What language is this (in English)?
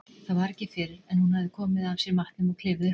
Icelandic